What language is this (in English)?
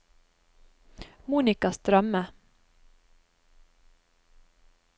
Norwegian